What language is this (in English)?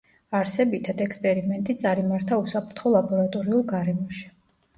Georgian